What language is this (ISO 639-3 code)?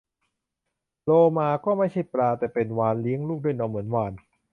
tha